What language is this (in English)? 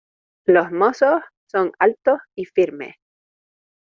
Spanish